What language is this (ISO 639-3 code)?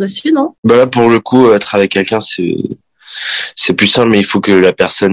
fra